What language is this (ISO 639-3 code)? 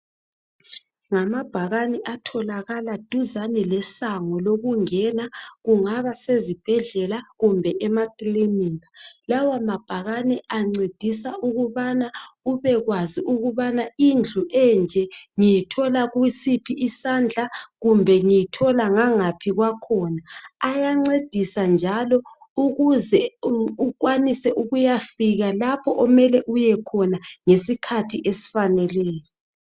nde